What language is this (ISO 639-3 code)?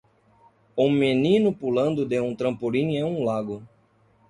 por